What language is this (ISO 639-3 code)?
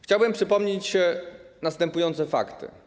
pol